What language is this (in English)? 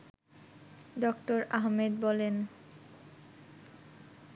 Bangla